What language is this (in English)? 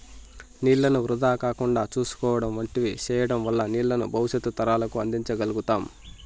Telugu